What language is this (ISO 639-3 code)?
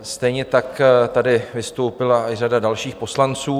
ces